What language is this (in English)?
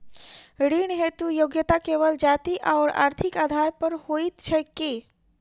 Maithili